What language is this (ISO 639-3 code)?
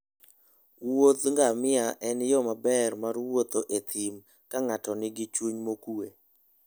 luo